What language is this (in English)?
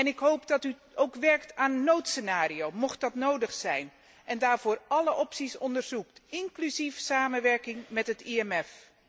Dutch